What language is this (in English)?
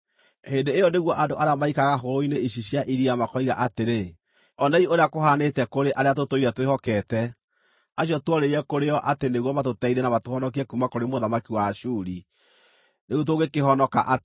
Kikuyu